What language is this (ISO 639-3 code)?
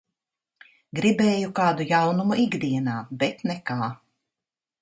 lav